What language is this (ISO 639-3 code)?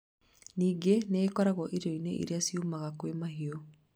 kik